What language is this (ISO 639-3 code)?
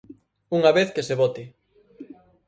glg